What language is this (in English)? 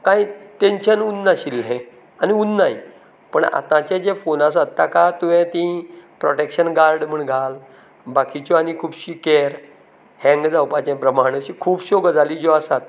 Konkani